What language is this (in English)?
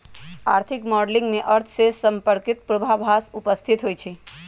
Magahi